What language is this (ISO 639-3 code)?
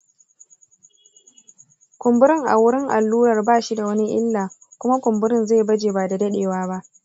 hau